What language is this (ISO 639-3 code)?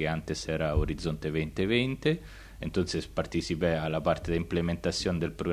spa